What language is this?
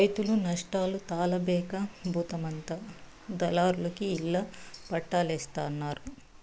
Telugu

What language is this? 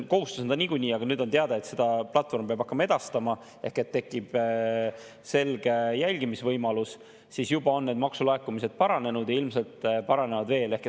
Estonian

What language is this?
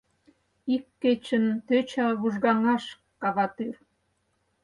Mari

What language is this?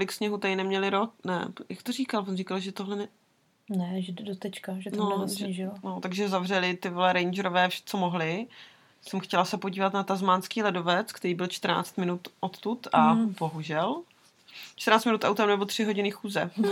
Czech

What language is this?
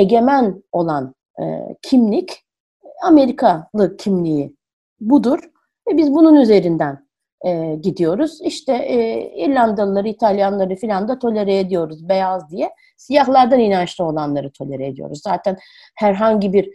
Turkish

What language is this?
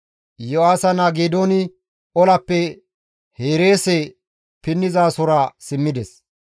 Gamo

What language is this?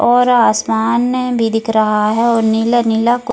Hindi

